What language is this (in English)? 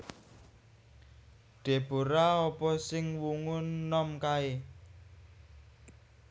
Javanese